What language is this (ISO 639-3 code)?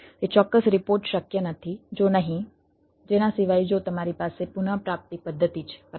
guj